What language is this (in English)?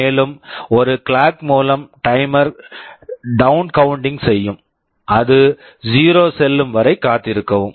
Tamil